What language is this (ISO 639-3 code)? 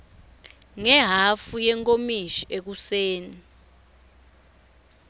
ssw